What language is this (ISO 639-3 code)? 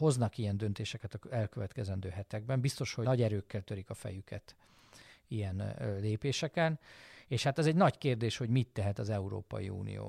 hun